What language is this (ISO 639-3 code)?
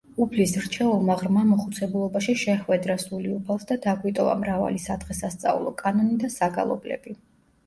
kat